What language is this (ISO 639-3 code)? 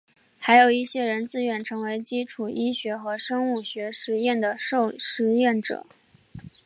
zho